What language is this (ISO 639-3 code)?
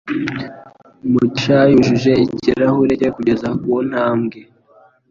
kin